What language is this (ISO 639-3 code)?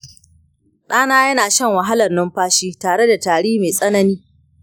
hau